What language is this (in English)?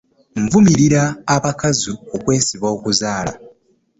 Ganda